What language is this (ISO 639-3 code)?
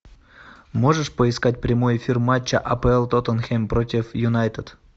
rus